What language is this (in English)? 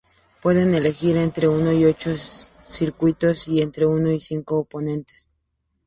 Spanish